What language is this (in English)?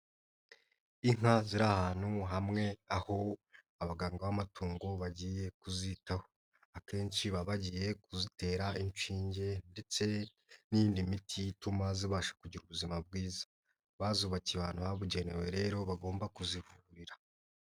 Kinyarwanda